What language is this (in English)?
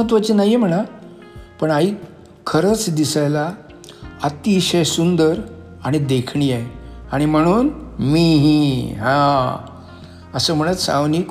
Marathi